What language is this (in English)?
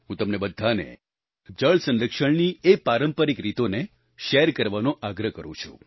Gujarati